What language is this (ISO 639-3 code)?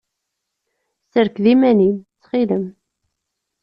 kab